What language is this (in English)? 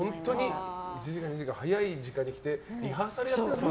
Japanese